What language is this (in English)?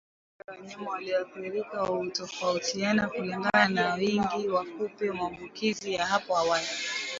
Swahili